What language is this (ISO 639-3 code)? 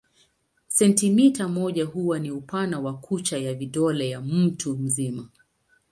swa